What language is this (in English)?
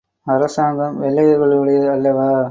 Tamil